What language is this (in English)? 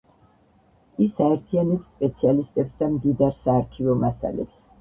Georgian